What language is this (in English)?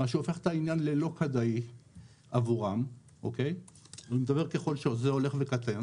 Hebrew